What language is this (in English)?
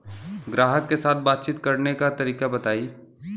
Bhojpuri